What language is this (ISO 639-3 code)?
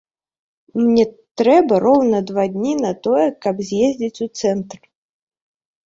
bel